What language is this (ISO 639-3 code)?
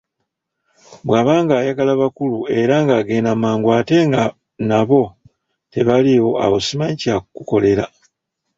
lug